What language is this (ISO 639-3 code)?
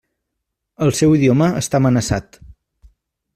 cat